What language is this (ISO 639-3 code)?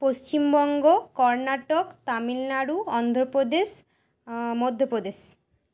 ben